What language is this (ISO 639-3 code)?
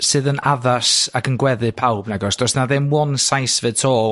cym